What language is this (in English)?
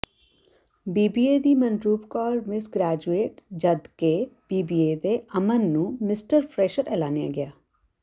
Punjabi